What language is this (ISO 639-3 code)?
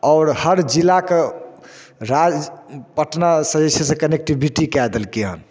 mai